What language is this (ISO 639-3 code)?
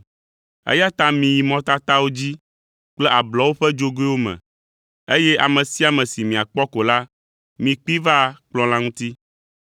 ewe